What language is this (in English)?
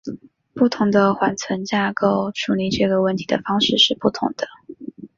Chinese